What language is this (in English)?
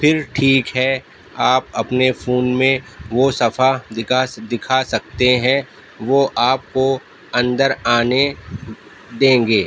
Urdu